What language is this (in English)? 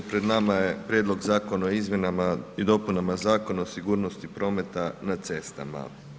Croatian